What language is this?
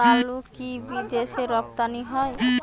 Bangla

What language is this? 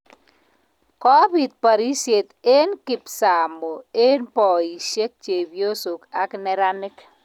Kalenjin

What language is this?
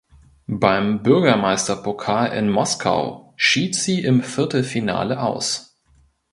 German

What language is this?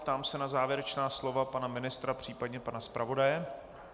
Czech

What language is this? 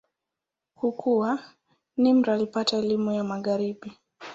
Swahili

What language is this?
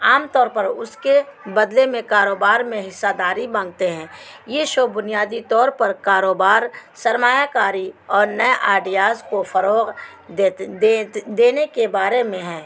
Urdu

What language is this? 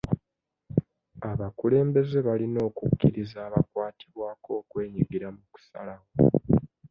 Ganda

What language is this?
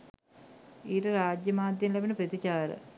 Sinhala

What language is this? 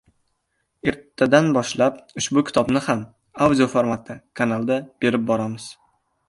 Uzbek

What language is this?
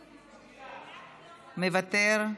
Hebrew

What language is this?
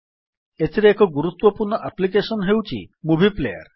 Odia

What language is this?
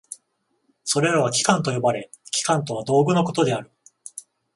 Japanese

